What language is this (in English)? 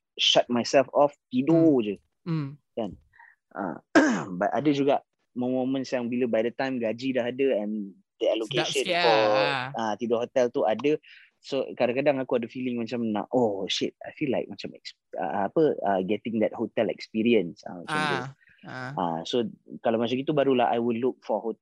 Malay